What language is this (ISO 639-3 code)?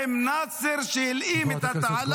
heb